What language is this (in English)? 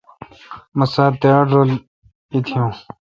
Kalkoti